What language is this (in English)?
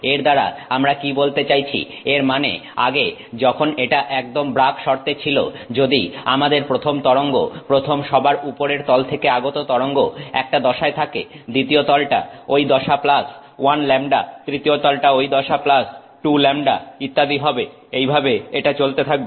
Bangla